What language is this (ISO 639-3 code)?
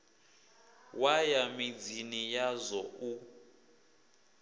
ven